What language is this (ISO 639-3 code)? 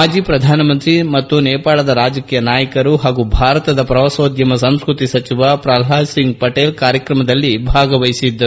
kan